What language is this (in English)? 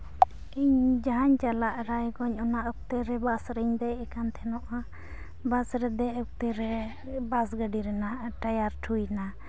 Santali